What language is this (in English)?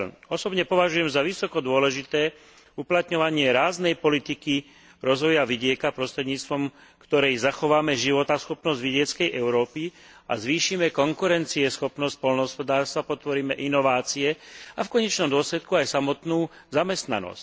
Slovak